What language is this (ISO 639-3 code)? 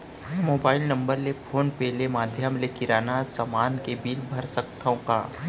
hne